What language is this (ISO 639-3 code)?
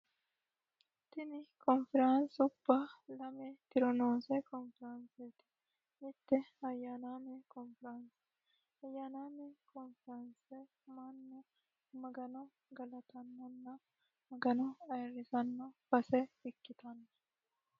sid